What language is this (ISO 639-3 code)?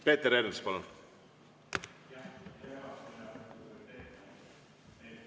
est